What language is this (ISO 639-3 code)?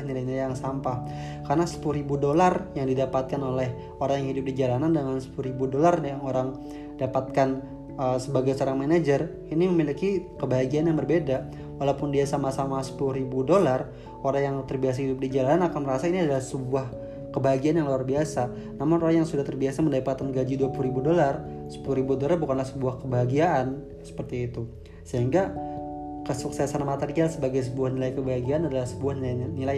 ind